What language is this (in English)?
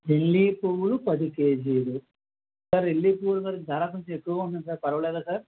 Telugu